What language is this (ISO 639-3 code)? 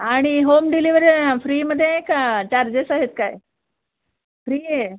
mar